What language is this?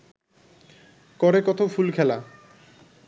Bangla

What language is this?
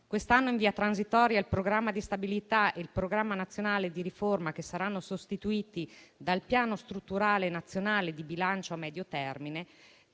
Italian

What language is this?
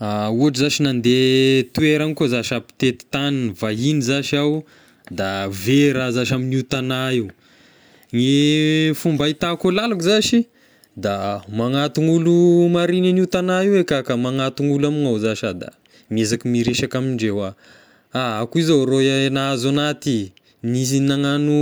Tesaka Malagasy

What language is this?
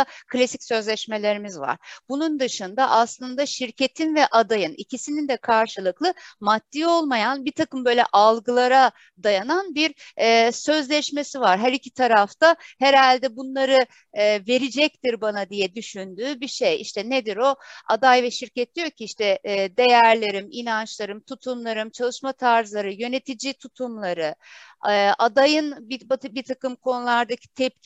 Turkish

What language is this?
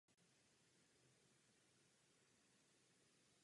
Czech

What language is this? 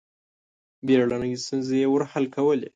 Pashto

